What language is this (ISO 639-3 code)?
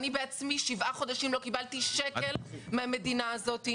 heb